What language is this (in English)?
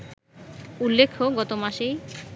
Bangla